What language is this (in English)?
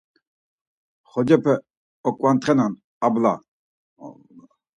Laz